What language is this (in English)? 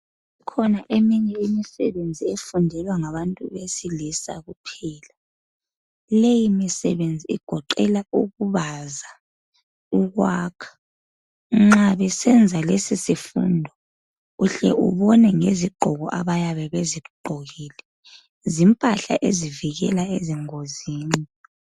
North Ndebele